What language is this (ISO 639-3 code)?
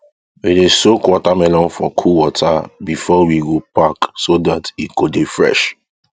pcm